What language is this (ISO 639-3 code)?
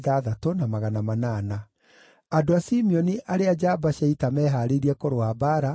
kik